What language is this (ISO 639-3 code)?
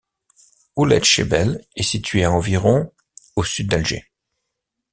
fra